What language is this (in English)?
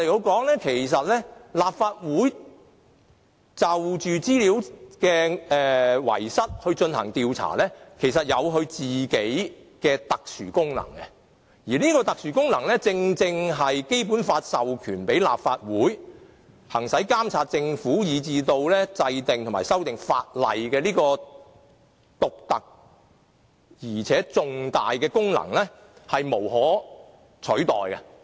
Cantonese